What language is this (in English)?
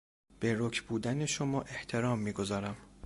Persian